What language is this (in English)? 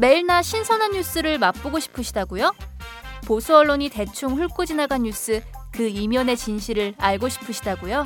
Korean